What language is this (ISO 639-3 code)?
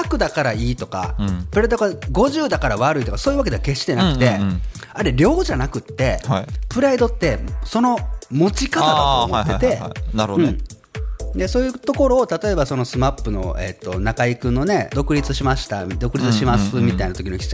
jpn